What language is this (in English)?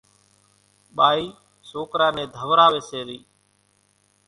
Kachi Koli